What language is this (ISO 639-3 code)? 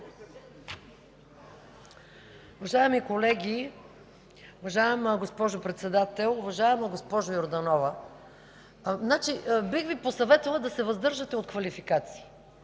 bul